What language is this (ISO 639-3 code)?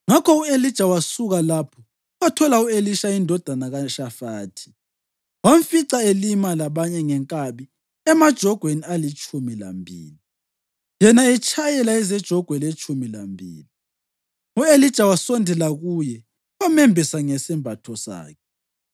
nde